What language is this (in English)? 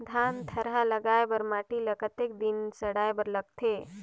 Chhattisgarhi